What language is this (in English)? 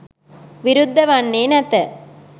Sinhala